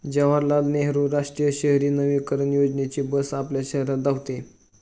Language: Marathi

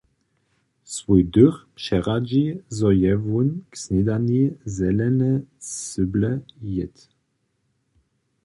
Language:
Upper Sorbian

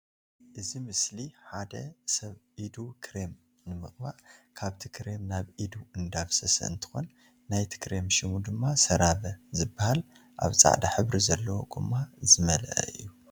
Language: Tigrinya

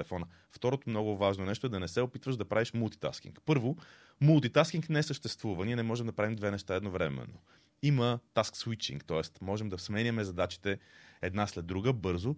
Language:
Bulgarian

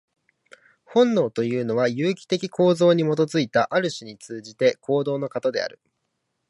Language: Japanese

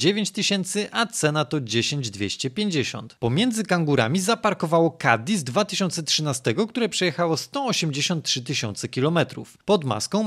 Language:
Polish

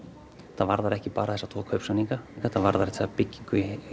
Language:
Icelandic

